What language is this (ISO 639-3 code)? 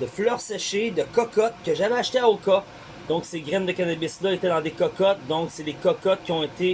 fra